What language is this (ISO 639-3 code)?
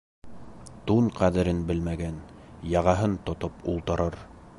bak